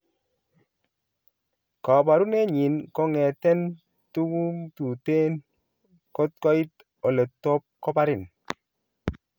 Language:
Kalenjin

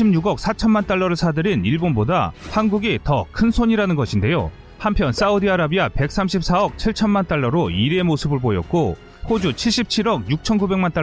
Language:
Korean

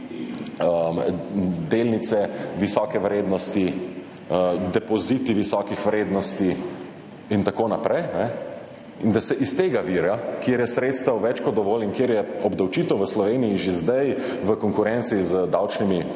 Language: Slovenian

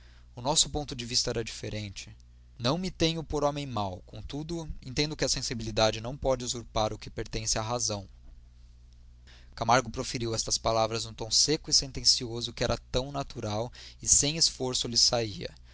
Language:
Portuguese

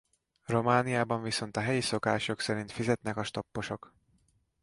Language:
Hungarian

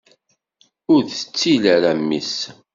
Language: Kabyle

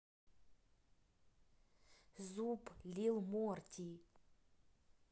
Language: Russian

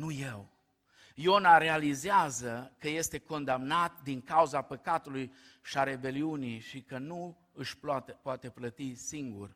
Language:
Romanian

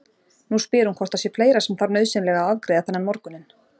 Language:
Icelandic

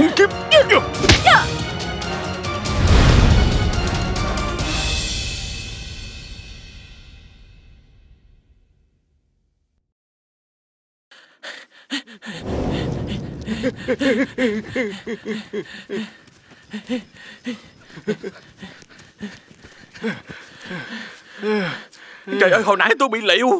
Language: Vietnamese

